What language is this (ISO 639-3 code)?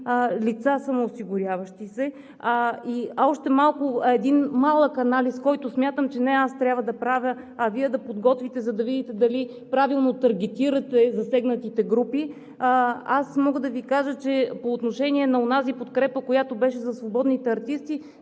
bul